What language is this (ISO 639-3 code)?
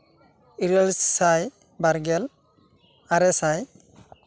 sat